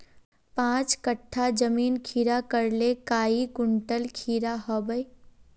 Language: Magahi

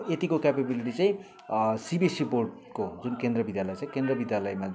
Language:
Nepali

